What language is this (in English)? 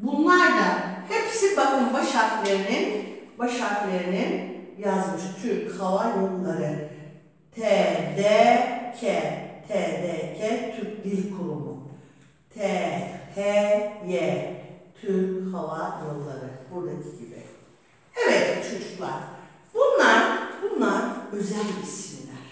Turkish